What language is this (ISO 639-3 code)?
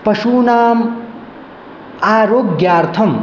san